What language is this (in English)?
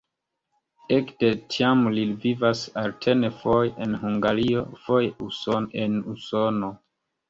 Esperanto